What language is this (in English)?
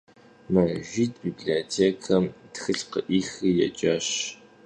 Kabardian